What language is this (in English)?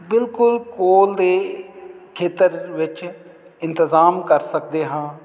Punjabi